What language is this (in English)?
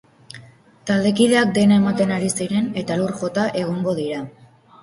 Basque